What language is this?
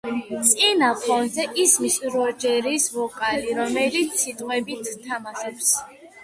Georgian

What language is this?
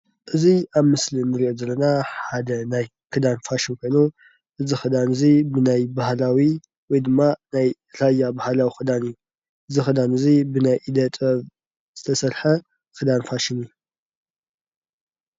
Tigrinya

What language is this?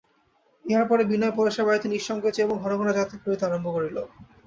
Bangla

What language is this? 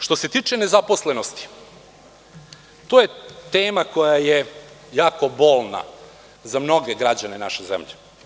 Serbian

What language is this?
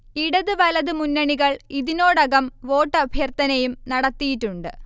Malayalam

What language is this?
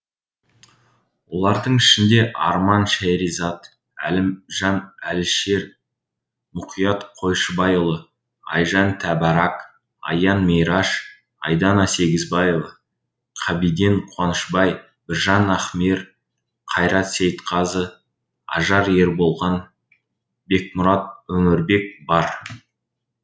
Kazakh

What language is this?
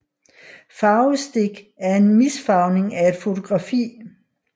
Danish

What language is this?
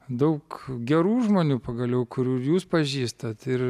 Lithuanian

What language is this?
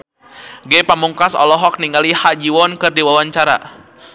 Sundanese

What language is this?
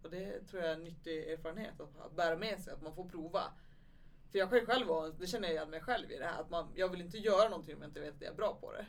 Swedish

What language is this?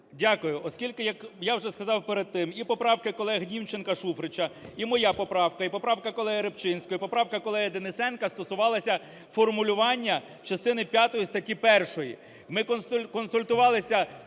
Ukrainian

